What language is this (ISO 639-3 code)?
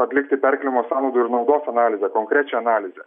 lit